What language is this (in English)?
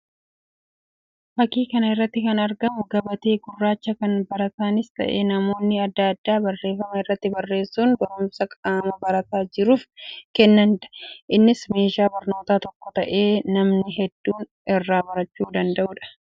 Oromo